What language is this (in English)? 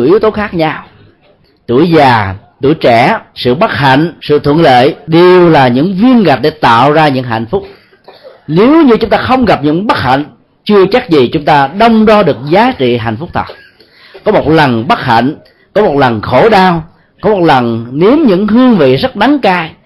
Vietnamese